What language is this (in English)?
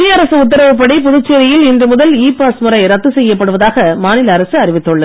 Tamil